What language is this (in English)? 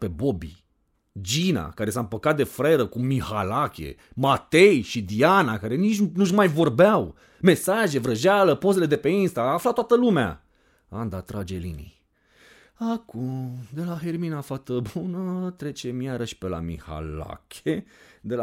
Romanian